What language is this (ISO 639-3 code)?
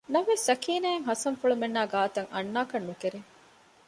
div